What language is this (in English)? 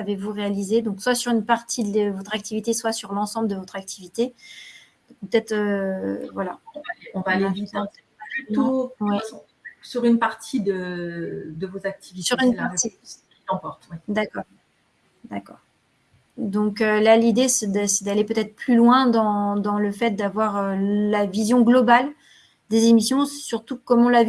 French